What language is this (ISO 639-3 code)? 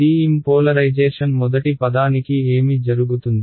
tel